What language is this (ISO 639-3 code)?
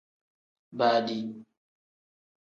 kdh